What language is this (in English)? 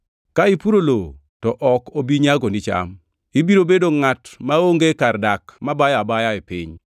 Luo (Kenya and Tanzania)